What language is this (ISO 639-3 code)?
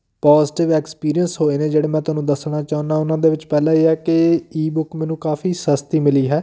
pan